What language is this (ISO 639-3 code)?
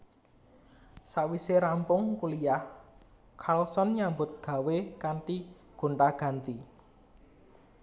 jav